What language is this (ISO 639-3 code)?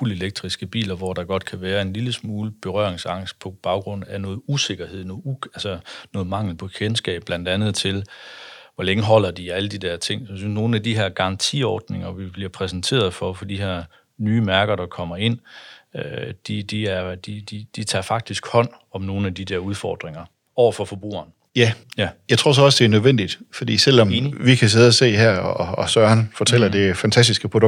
dan